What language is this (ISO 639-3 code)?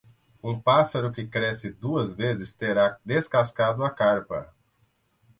por